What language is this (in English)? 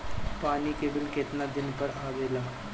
Bhojpuri